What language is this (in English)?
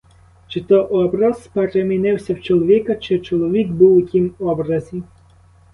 Ukrainian